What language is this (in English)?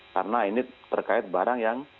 Indonesian